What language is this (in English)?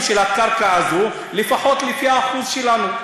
Hebrew